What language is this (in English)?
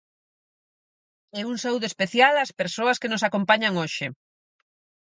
Galician